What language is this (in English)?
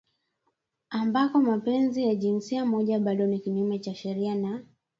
Swahili